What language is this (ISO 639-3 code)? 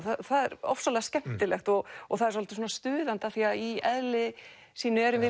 isl